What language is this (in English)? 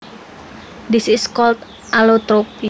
Javanese